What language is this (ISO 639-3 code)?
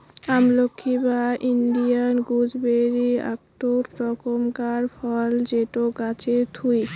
ben